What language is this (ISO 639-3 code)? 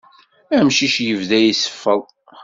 kab